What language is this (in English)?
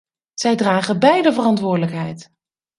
Dutch